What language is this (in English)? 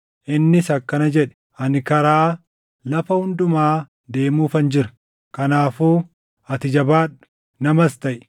Oromo